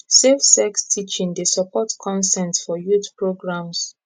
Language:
Nigerian Pidgin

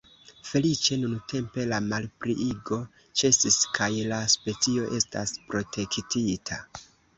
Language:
Esperanto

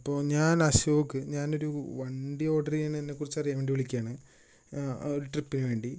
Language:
Malayalam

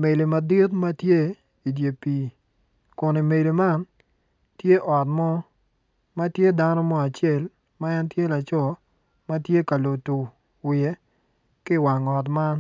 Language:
Acoli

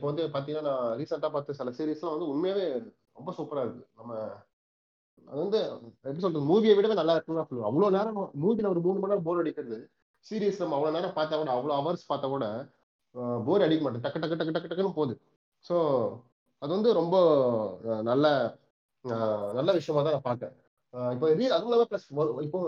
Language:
Tamil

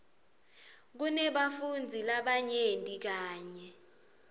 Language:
Swati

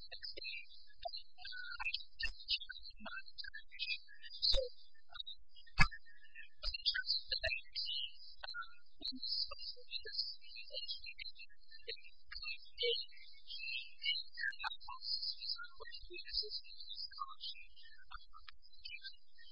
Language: English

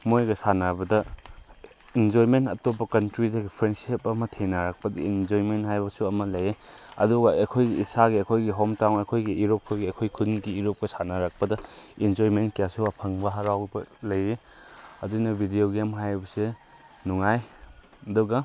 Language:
Manipuri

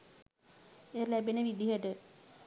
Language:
Sinhala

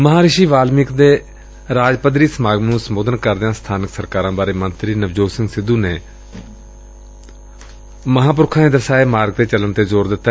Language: Punjabi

